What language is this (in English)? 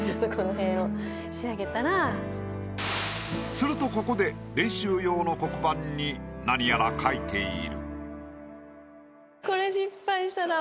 Japanese